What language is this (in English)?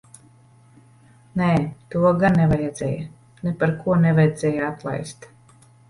Latvian